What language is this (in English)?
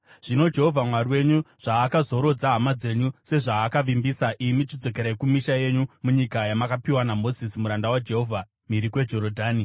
Shona